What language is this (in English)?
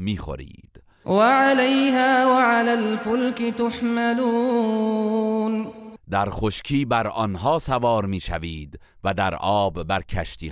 Persian